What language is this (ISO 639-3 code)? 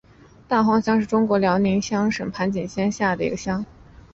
zho